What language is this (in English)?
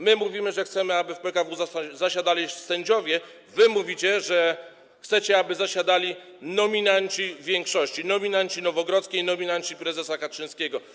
Polish